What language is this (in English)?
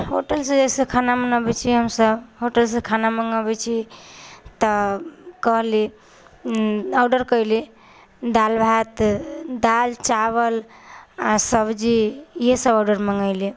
Maithili